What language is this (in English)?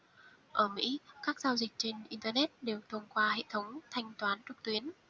Vietnamese